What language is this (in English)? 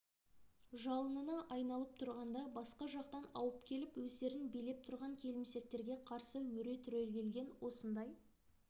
Kazakh